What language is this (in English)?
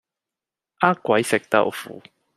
Cantonese